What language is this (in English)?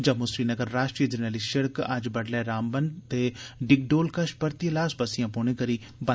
Dogri